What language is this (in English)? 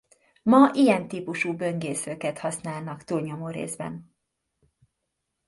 Hungarian